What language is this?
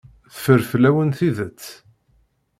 Kabyle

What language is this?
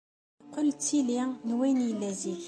Kabyle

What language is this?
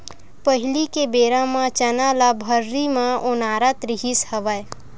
Chhattisgarhi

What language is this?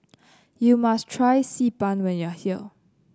English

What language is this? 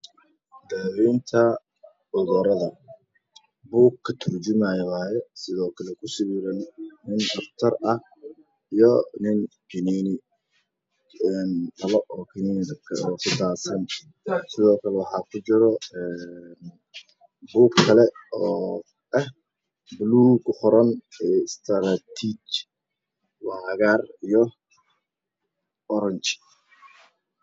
Somali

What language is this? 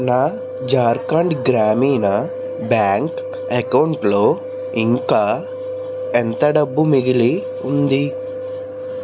Telugu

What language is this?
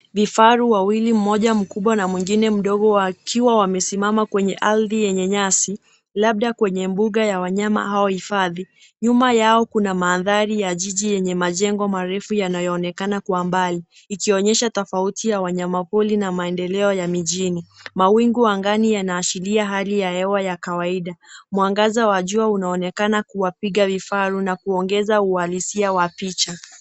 Swahili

